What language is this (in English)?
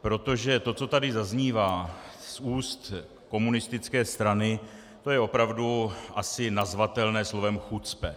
Czech